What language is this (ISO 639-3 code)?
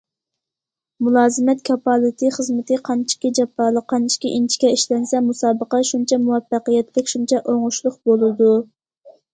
uig